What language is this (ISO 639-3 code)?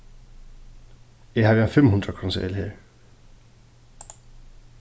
fao